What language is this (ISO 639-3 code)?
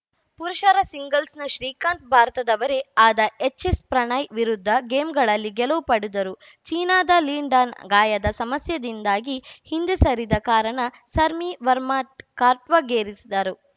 kan